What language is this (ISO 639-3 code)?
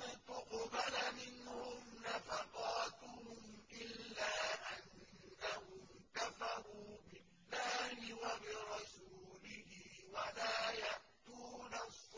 ara